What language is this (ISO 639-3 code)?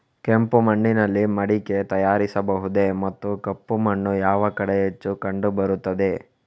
kan